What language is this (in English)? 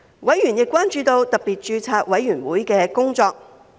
Cantonese